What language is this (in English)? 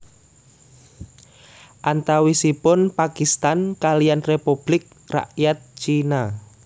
Javanese